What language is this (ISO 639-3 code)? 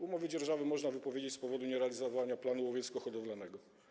pol